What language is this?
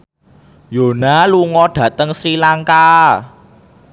Javanese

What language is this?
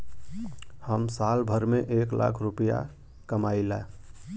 Bhojpuri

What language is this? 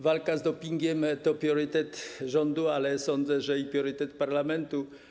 Polish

